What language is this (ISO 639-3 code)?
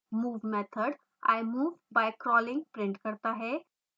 hin